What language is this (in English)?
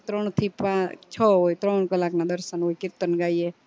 Gujarati